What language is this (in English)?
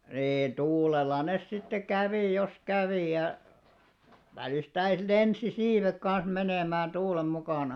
Finnish